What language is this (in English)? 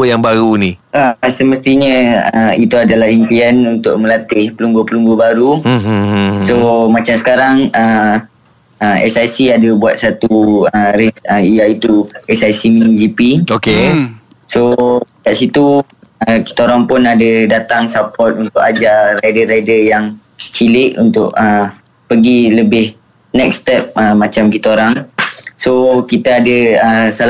Malay